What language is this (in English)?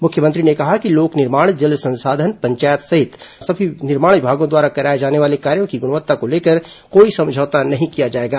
Hindi